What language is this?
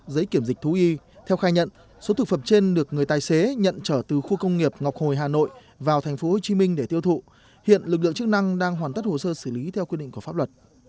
Vietnamese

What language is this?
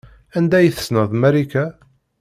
Kabyle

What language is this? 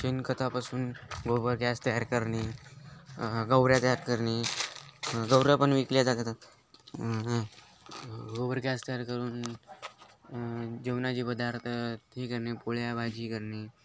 Marathi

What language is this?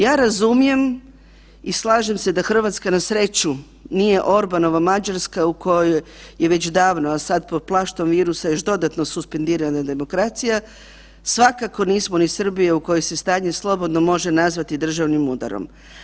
Croatian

